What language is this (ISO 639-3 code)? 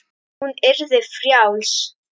isl